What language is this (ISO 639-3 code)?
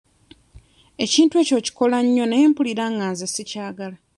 lug